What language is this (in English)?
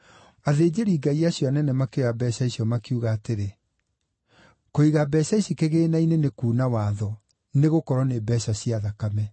Kikuyu